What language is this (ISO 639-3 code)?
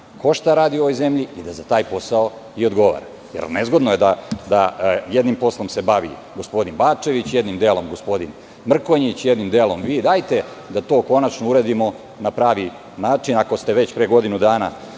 srp